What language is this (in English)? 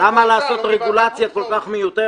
Hebrew